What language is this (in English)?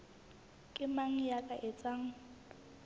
Southern Sotho